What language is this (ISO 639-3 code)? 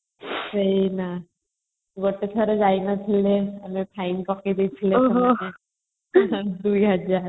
ori